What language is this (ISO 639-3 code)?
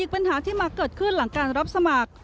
tha